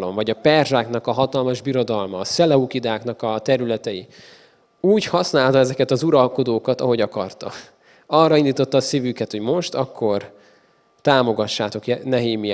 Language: Hungarian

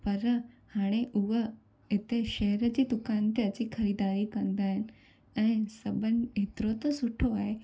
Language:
Sindhi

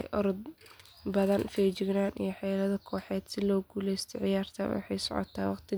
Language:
Somali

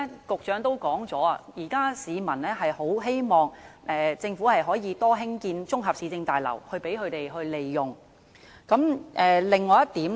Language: Cantonese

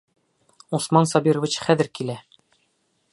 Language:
Bashkir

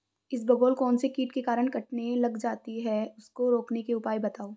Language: Hindi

